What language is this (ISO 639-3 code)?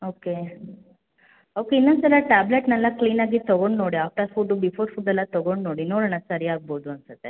kan